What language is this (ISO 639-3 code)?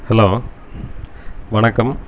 tam